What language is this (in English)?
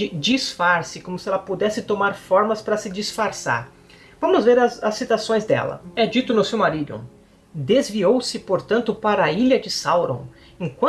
Portuguese